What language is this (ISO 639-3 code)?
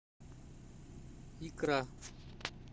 rus